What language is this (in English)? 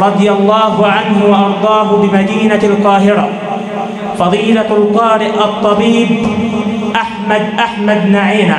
Arabic